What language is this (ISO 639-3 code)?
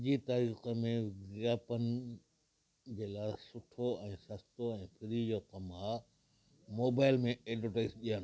snd